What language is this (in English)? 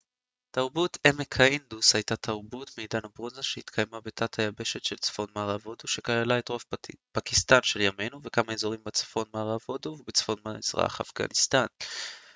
Hebrew